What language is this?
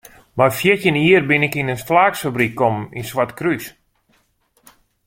Western Frisian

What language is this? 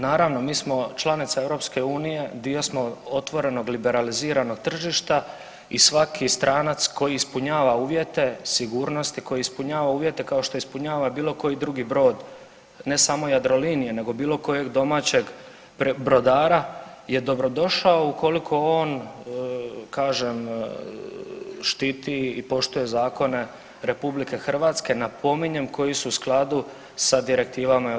Croatian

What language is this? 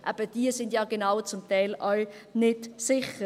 Swiss German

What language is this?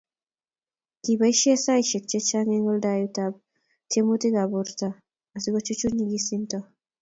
Kalenjin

